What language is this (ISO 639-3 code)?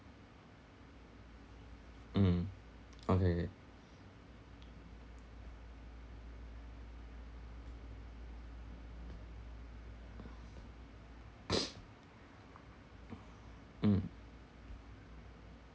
eng